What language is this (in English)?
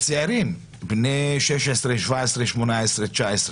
Hebrew